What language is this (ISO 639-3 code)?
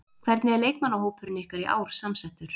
isl